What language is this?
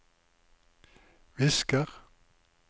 Norwegian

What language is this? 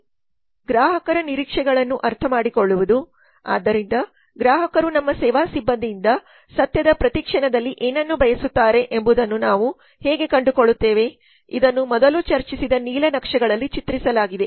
Kannada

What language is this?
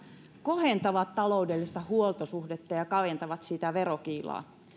Finnish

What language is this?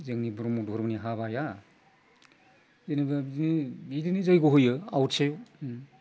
Bodo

